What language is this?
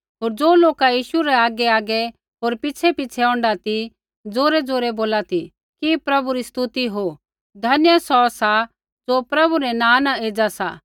Kullu Pahari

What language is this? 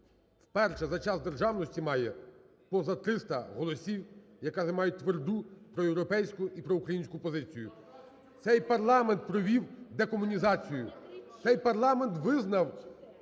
Ukrainian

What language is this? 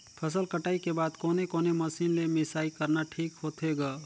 Chhattisgarhi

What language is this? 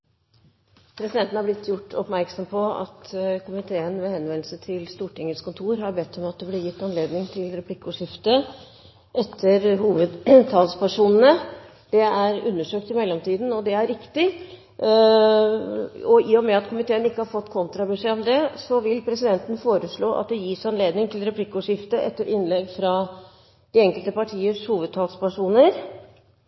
Norwegian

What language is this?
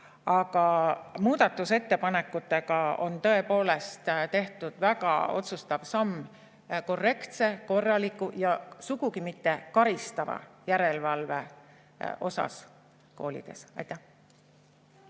Estonian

